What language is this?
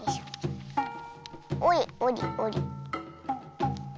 Japanese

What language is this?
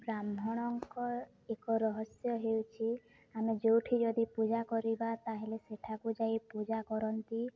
Odia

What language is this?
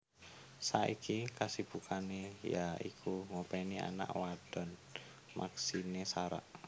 Javanese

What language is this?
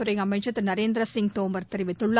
Tamil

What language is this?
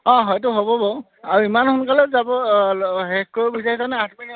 Assamese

